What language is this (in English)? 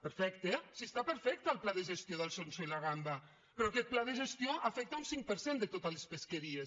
Catalan